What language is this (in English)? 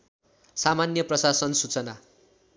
Nepali